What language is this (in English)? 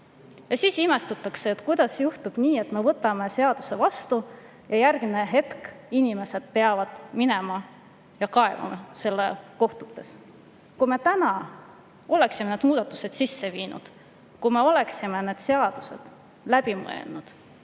Estonian